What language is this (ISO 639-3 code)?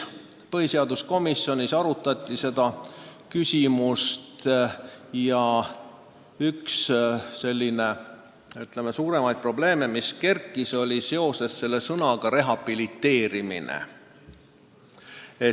est